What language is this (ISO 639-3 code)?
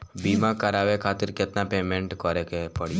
bho